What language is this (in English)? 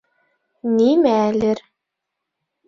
Bashkir